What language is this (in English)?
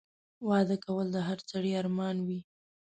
Pashto